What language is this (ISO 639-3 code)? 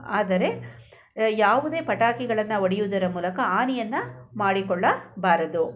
kan